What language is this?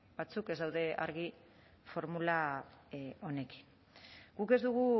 Basque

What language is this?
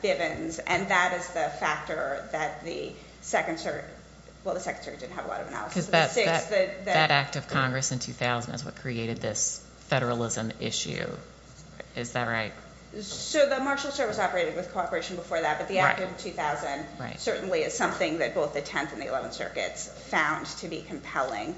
English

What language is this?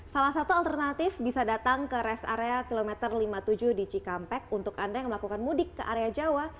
Indonesian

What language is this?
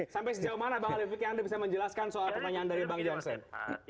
Indonesian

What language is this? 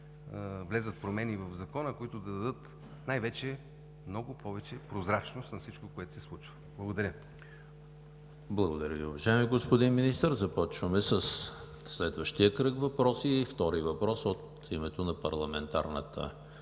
Bulgarian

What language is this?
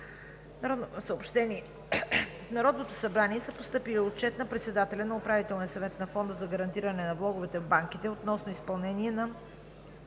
Bulgarian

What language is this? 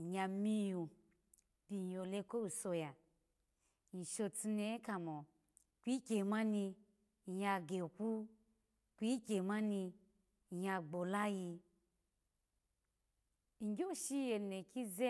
Alago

